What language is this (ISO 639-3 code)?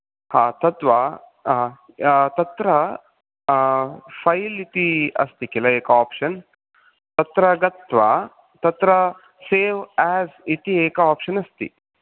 san